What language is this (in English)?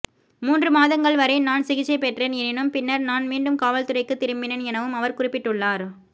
Tamil